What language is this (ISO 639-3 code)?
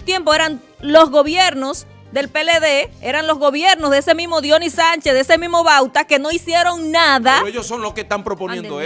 spa